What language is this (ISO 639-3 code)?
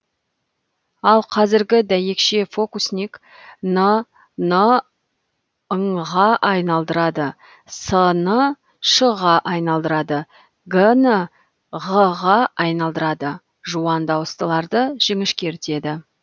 kaz